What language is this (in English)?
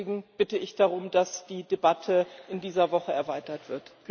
German